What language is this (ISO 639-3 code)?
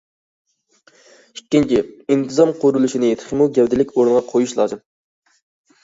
uig